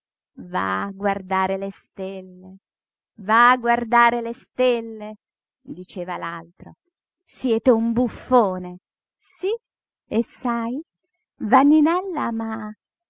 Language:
Italian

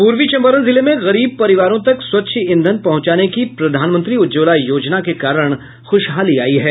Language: Hindi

